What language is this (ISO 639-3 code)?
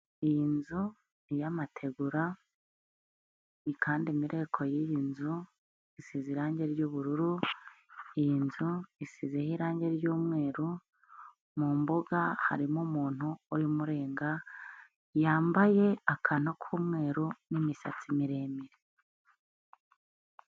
kin